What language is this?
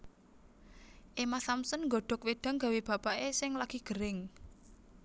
Javanese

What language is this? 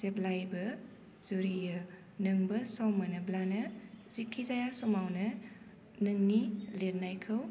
Bodo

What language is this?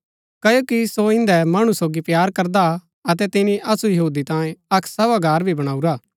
Gaddi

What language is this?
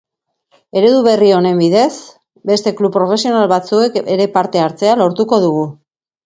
Basque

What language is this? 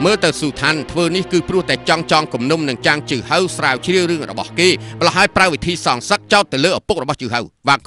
Thai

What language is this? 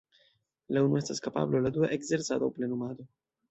Esperanto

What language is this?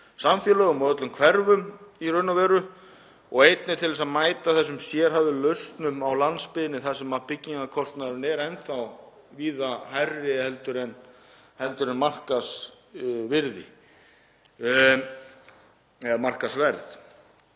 Icelandic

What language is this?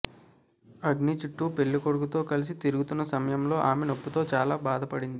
Telugu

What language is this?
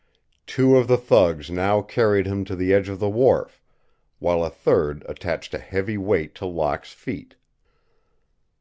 English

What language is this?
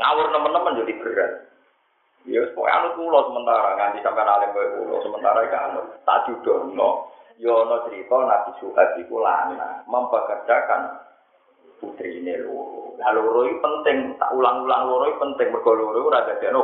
Indonesian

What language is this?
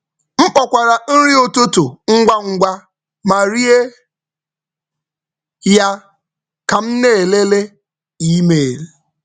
Igbo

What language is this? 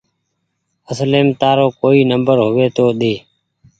Goaria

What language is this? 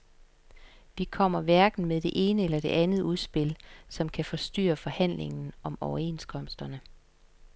Danish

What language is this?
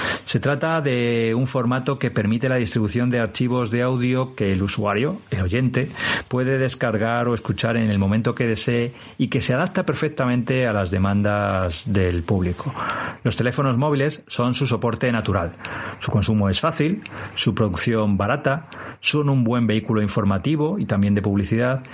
Spanish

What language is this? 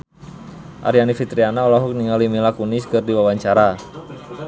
Sundanese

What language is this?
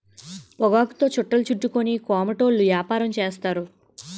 Telugu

